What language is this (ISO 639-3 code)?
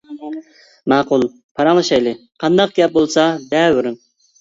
uig